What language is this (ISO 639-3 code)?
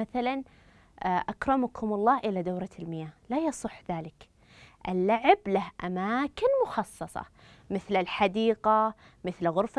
ara